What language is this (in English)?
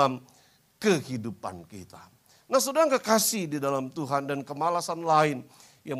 Indonesian